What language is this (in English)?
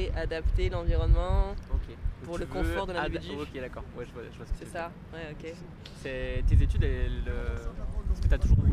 French